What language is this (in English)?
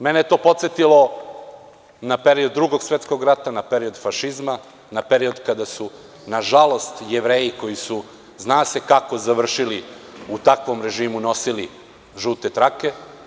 Serbian